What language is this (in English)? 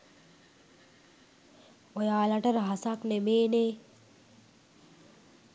Sinhala